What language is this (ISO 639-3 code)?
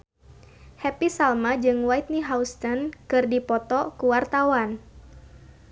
sun